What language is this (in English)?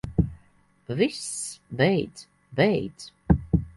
Latvian